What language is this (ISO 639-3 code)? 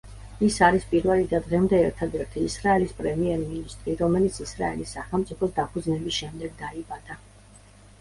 kat